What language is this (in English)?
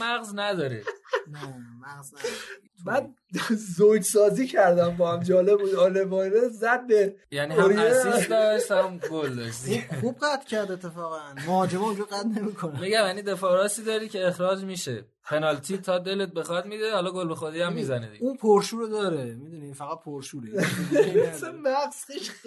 Persian